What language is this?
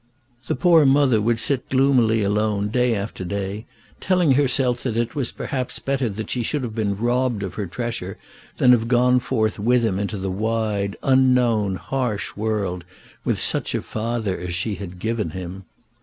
English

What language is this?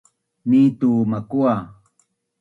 Bunun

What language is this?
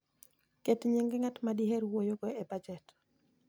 Luo (Kenya and Tanzania)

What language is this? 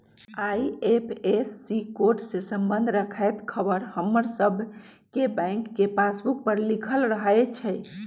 Magahi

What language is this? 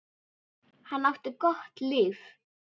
Icelandic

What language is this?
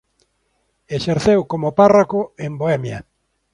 Galician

